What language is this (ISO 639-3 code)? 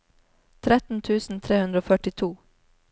nor